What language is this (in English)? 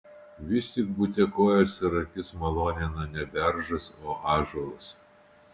Lithuanian